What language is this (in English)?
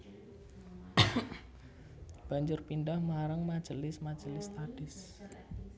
Javanese